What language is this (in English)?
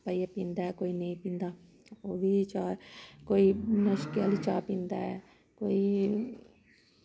Dogri